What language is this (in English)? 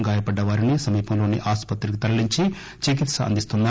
Telugu